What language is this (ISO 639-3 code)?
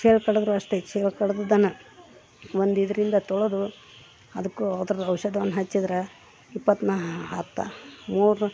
kan